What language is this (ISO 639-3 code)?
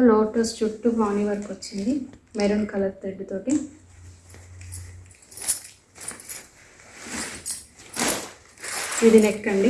tel